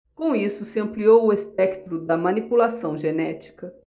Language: Portuguese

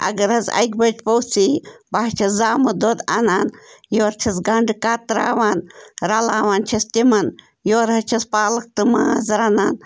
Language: Kashmiri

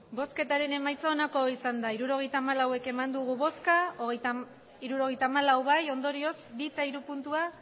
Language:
Basque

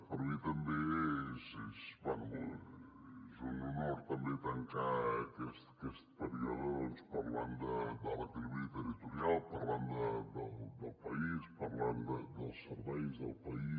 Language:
Catalan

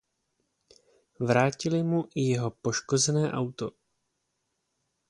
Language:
Czech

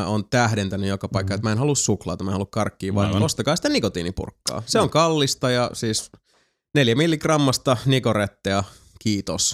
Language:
Finnish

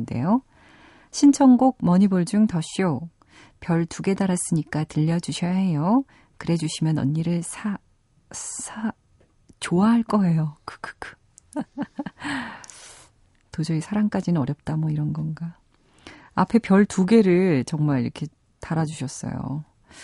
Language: Korean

